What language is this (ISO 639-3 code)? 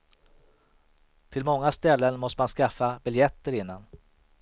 swe